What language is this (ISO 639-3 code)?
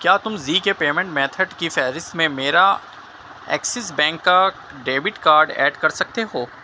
urd